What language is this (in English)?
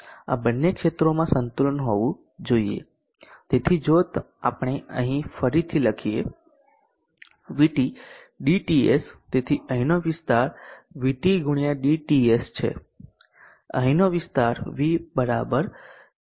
Gujarati